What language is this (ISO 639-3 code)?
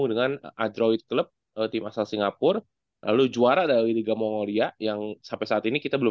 ind